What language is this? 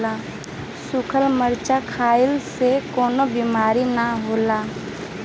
Bhojpuri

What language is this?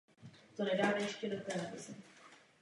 Czech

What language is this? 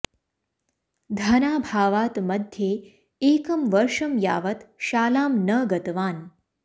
Sanskrit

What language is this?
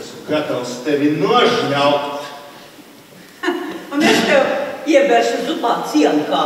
Latvian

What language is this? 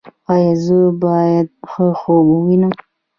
Pashto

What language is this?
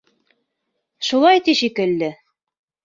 Bashkir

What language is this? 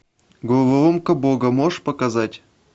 Russian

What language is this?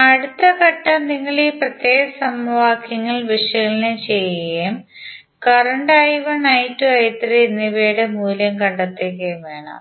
Malayalam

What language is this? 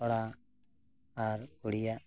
Santali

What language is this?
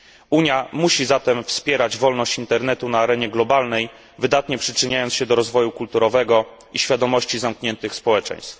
Polish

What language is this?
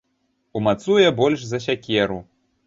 Belarusian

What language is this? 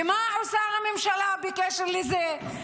Hebrew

